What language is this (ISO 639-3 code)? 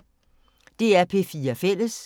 dan